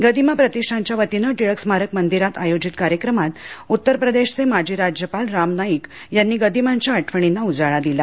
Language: Marathi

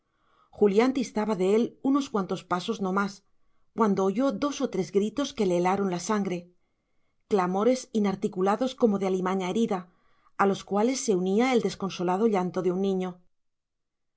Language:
Spanish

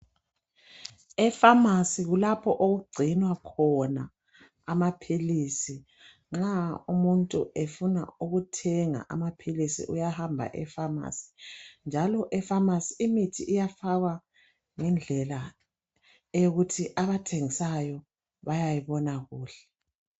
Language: North Ndebele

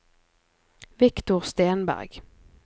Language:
Norwegian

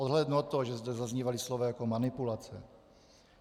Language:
Czech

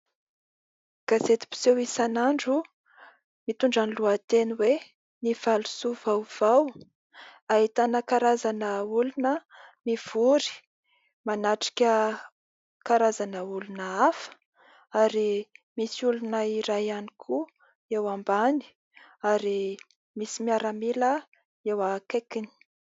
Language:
Malagasy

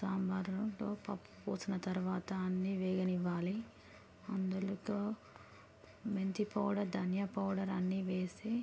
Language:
Telugu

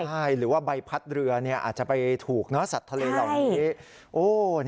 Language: Thai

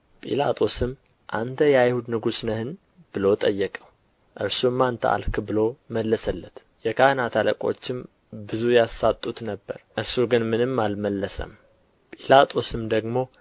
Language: Amharic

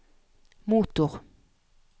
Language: Norwegian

